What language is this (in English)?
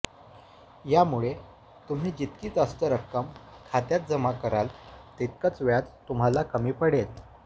Marathi